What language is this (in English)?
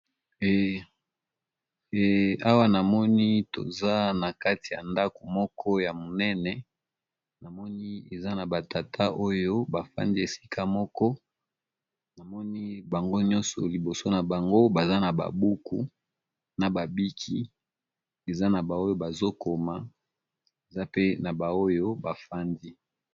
Lingala